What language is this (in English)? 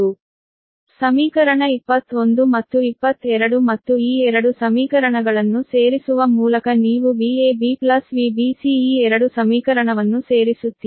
Kannada